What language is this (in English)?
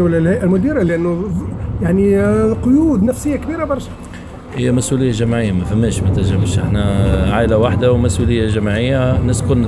Arabic